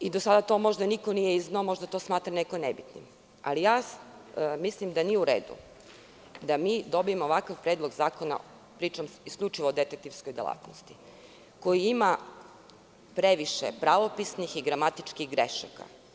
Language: Serbian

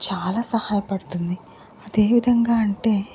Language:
Telugu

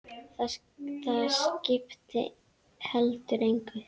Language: Icelandic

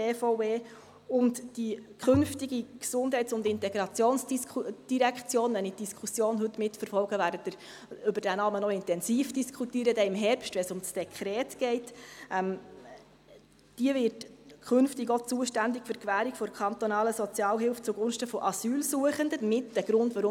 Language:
Swiss German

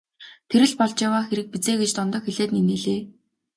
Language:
Mongolian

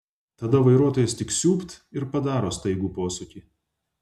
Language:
Lithuanian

